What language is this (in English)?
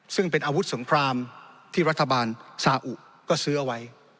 Thai